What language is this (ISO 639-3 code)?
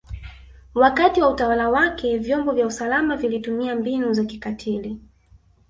swa